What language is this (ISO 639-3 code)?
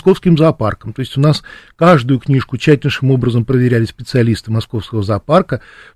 rus